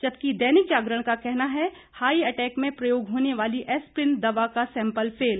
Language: Hindi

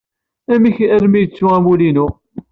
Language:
Kabyle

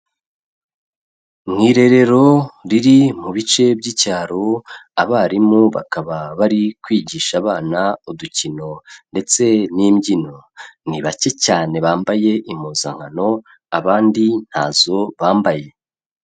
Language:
Kinyarwanda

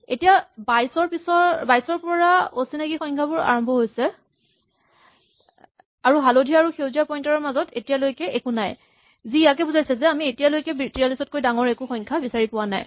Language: Assamese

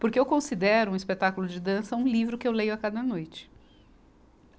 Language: Portuguese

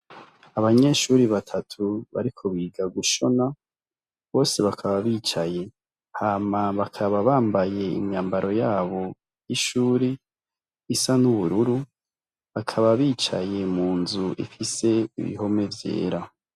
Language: Rundi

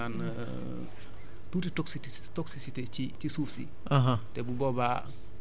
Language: Wolof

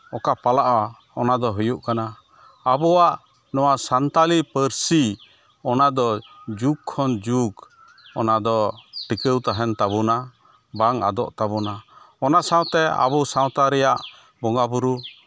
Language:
Santali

